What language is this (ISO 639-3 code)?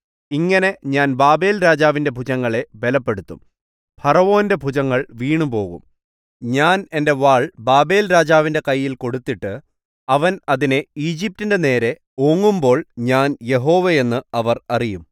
mal